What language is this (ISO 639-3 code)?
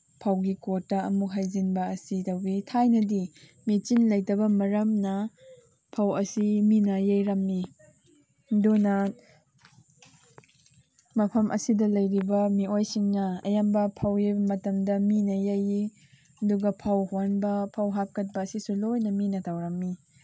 mni